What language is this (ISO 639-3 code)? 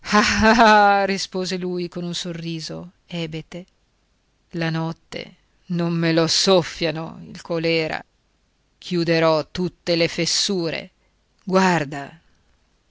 ita